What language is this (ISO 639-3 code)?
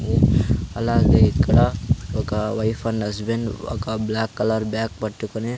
tel